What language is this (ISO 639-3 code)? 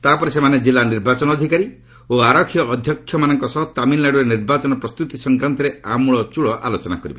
ori